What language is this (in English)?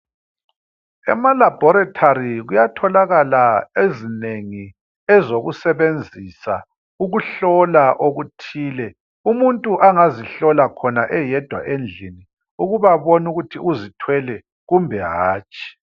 North Ndebele